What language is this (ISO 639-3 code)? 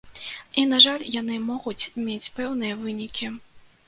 bel